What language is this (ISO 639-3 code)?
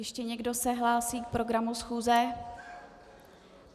ces